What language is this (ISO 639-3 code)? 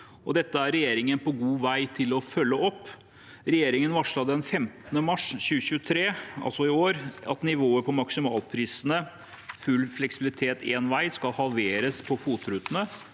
nor